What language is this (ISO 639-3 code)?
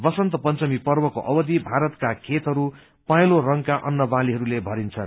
nep